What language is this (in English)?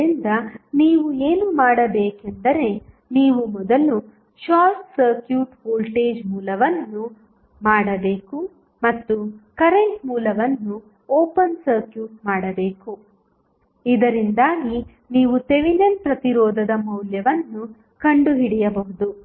Kannada